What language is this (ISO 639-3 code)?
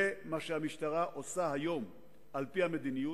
heb